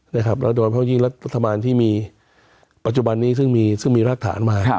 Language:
Thai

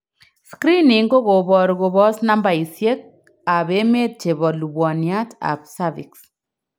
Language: Kalenjin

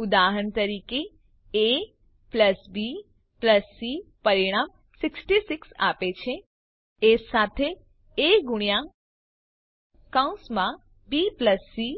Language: Gujarati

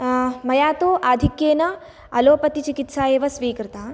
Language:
Sanskrit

